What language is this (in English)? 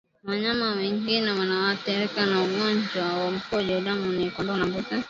Swahili